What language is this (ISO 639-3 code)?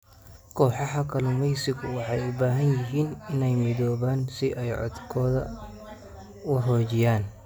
som